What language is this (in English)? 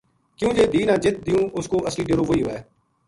Gujari